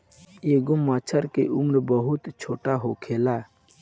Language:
Bhojpuri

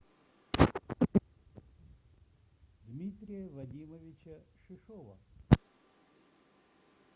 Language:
Russian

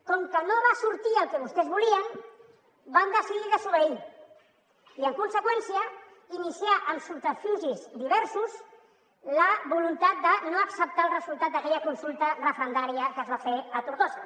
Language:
Catalan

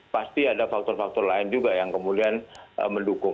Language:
Indonesian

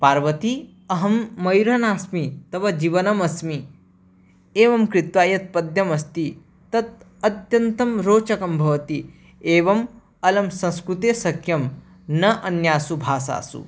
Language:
Sanskrit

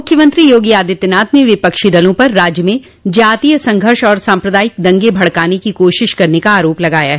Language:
Hindi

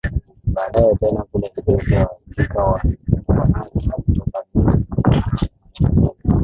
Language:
Swahili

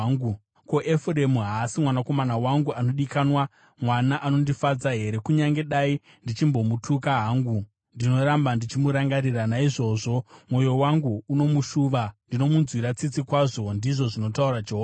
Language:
Shona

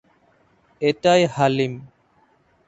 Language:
Bangla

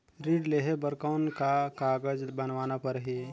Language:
Chhattisgarhi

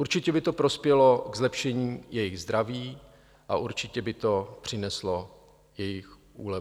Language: Czech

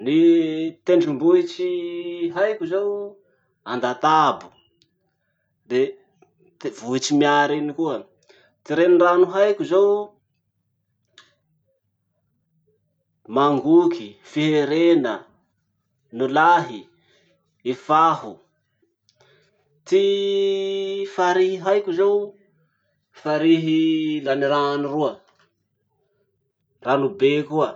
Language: Masikoro Malagasy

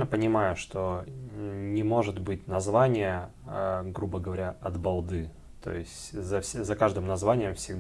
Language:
Russian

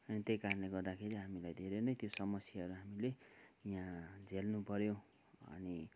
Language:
Nepali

